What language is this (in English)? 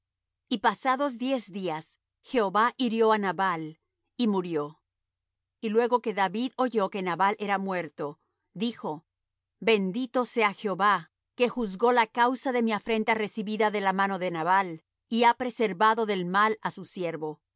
Spanish